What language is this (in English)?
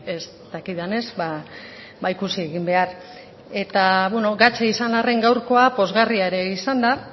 Basque